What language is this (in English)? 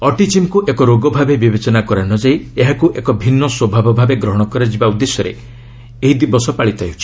Odia